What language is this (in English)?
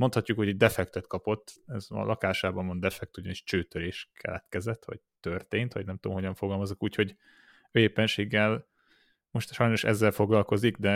Hungarian